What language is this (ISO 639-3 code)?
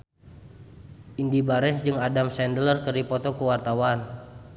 sun